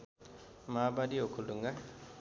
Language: Nepali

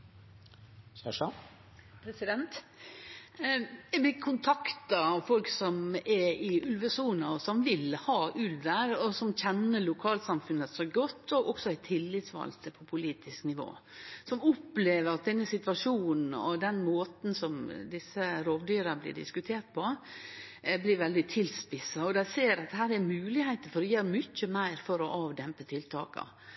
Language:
Norwegian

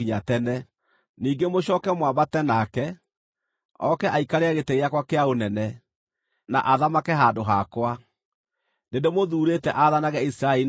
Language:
Kikuyu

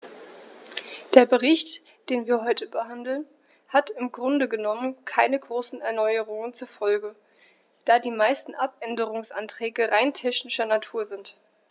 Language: German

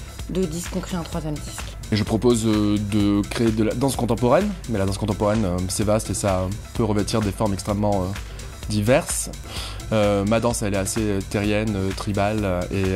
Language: French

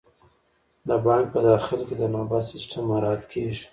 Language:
Pashto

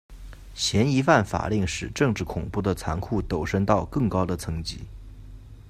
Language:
Chinese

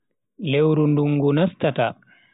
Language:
Bagirmi Fulfulde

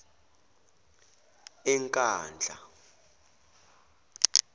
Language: Zulu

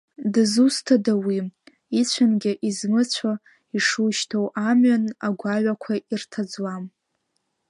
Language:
Abkhazian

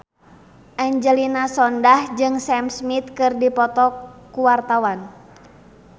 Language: Sundanese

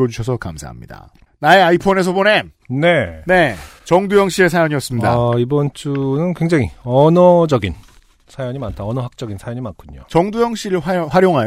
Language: Korean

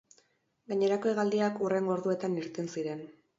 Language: Basque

